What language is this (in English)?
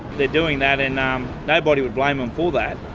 English